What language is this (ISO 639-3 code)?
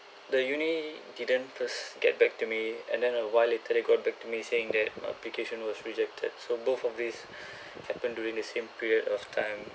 eng